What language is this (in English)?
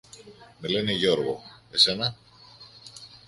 Greek